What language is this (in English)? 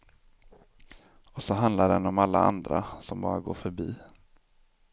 Swedish